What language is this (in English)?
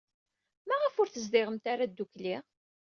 Kabyle